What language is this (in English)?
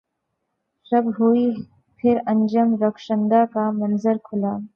Urdu